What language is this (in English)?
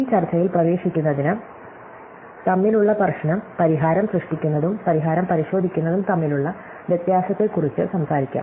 Malayalam